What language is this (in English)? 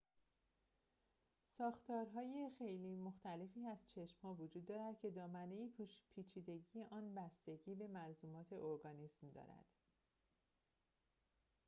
Persian